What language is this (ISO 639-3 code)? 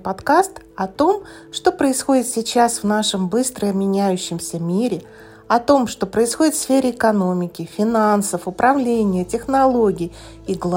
rus